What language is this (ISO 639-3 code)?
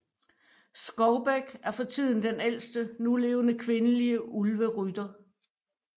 dan